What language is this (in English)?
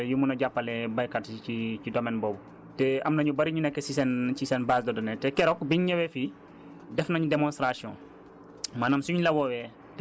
Wolof